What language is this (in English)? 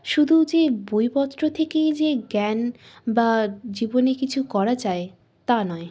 Bangla